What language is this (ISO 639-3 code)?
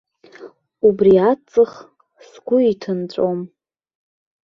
abk